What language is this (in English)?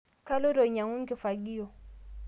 Masai